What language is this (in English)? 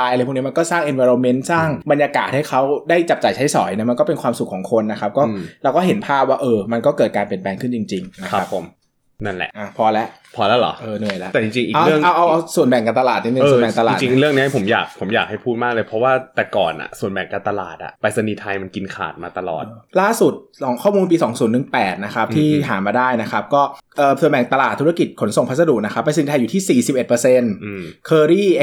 Thai